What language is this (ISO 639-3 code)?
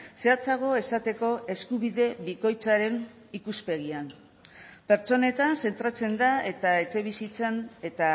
eus